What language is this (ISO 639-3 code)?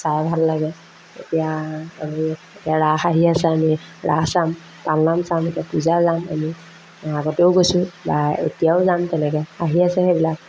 asm